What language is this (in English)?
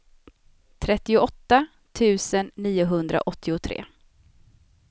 Swedish